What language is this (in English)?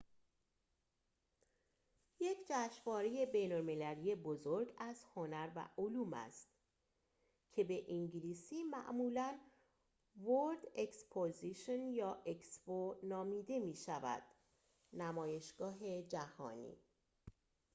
Persian